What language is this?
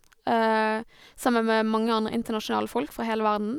Norwegian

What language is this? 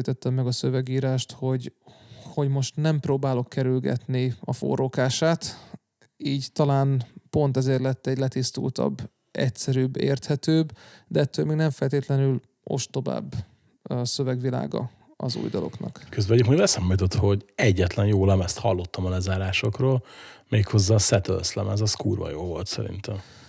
Hungarian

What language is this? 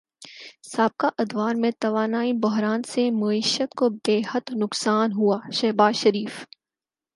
Urdu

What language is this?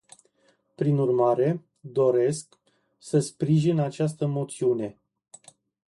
Romanian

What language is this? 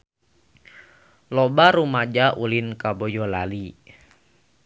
Sundanese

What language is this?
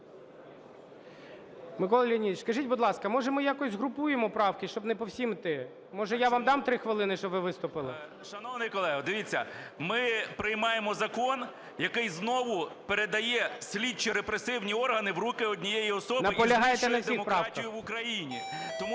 Ukrainian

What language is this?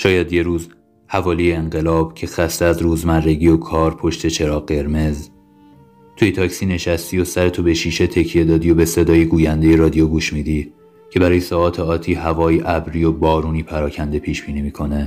Persian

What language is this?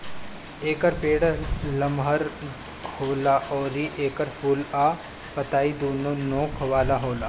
Bhojpuri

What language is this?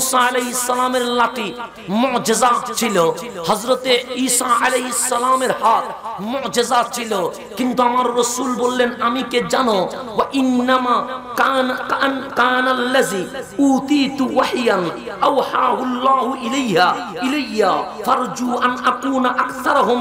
Arabic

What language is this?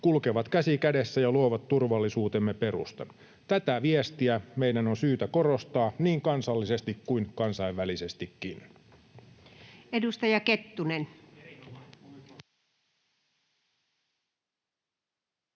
Finnish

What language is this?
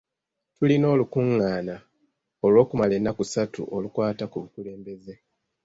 Ganda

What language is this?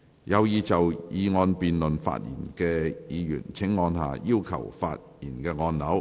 Cantonese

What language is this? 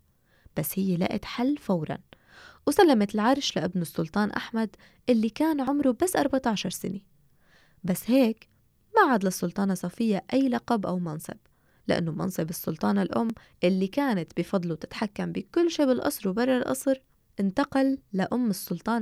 Arabic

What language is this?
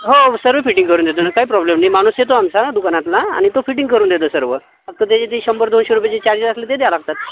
Marathi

